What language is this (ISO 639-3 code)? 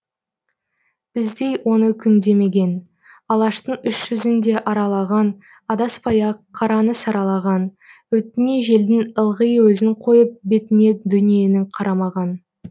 kaz